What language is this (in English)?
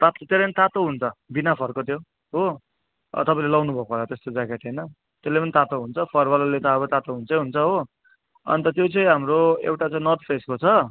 Nepali